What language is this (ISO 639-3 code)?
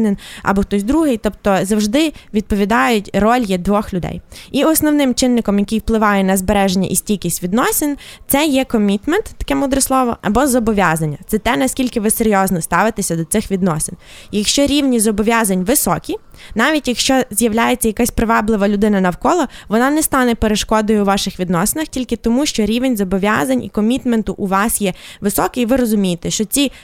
ukr